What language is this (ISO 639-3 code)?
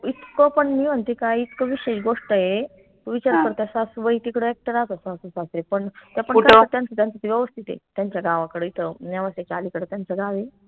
mar